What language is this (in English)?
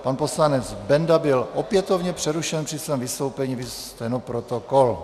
Czech